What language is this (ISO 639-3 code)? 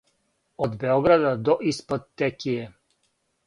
srp